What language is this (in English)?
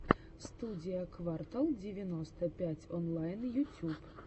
Russian